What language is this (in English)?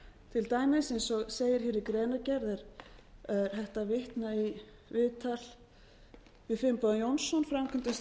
Icelandic